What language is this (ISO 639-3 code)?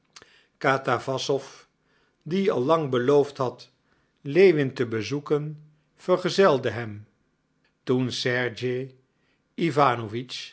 nld